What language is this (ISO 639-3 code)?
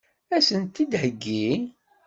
kab